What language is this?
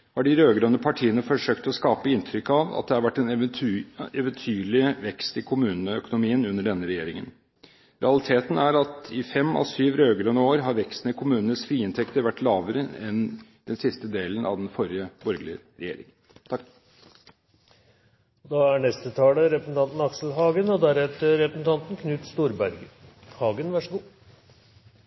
Norwegian Bokmål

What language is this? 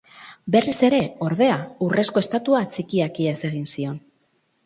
Basque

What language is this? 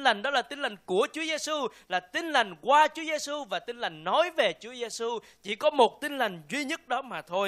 Vietnamese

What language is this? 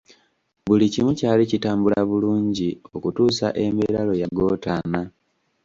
Ganda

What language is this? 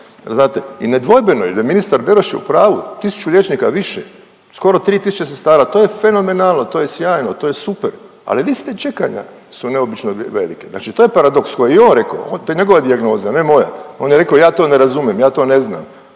Croatian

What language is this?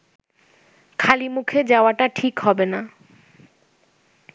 Bangla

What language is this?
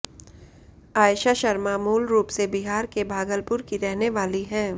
Hindi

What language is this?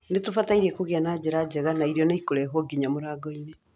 Kikuyu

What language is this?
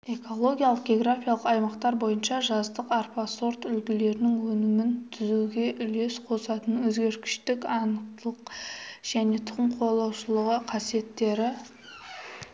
Kazakh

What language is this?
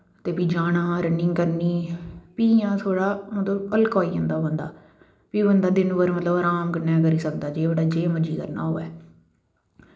Dogri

